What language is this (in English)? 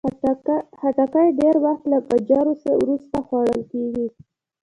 Pashto